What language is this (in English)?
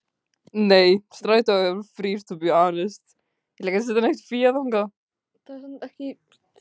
Icelandic